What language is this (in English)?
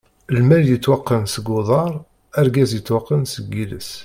Kabyle